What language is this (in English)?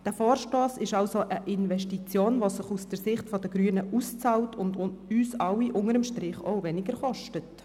Swiss German